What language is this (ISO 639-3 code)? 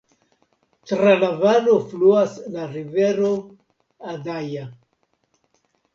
epo